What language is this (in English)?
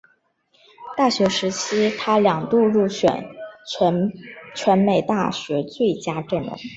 Chinese